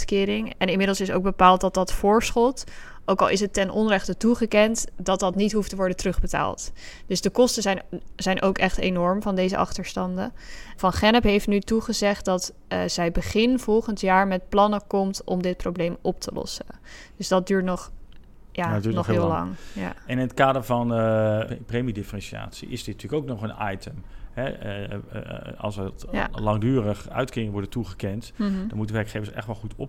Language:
Dutch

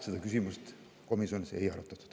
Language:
Estonian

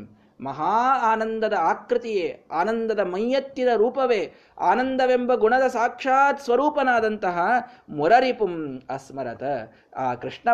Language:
Kannada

